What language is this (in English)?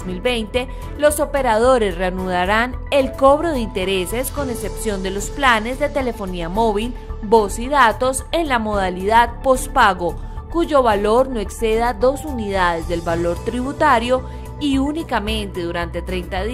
Spanish